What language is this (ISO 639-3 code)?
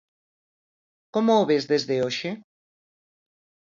glg